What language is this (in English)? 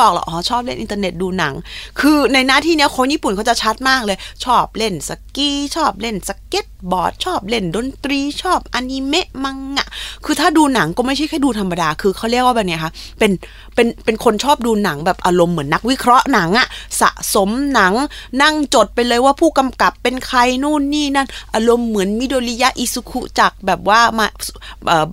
Thai